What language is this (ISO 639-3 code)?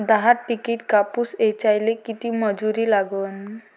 mar